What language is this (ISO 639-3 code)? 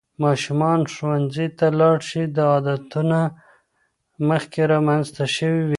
pus